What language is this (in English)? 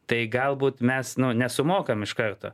Lithuanian